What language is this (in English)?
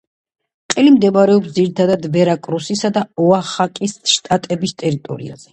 Georgian